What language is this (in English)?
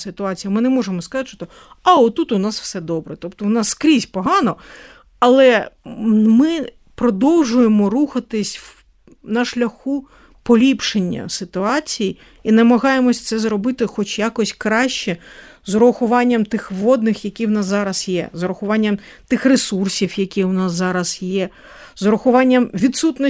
Ukrainian